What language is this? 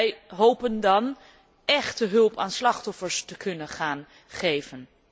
Dutch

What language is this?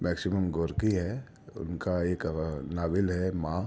Urdu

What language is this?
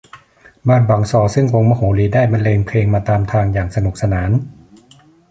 Thai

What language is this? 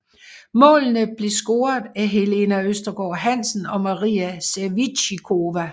Danish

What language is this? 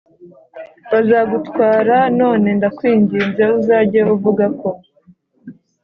Kinyarwanda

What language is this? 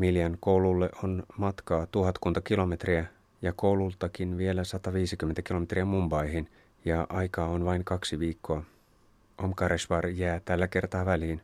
Finnish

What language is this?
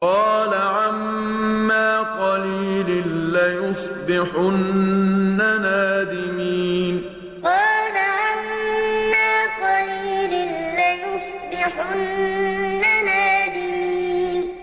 Arabic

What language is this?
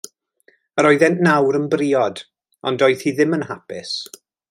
Welsh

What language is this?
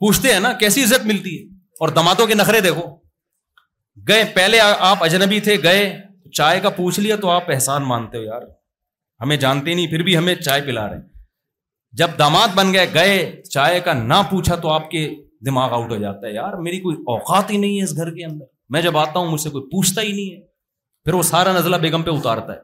Urdu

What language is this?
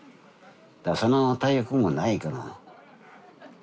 Japanese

